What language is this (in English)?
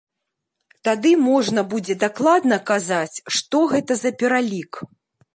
Belarusian